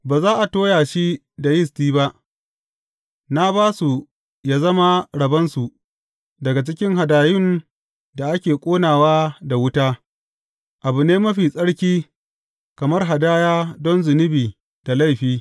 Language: Hausa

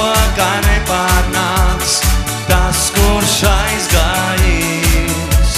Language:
Latvian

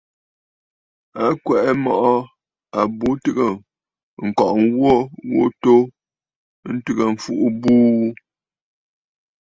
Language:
Bafut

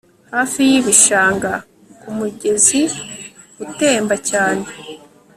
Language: Kinyarwanda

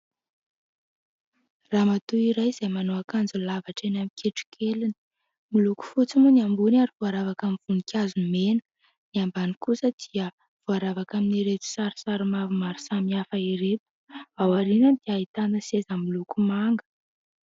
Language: Malagasy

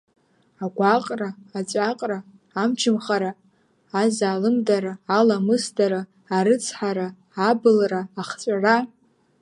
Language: Abkhazian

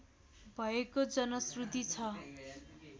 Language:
Nepali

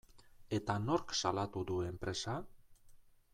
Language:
Basque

